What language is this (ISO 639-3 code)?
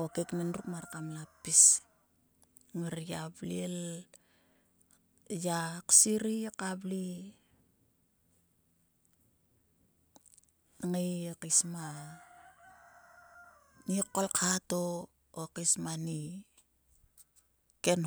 sua